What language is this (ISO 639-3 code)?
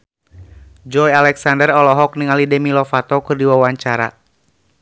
sun